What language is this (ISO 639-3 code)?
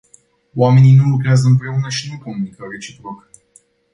ron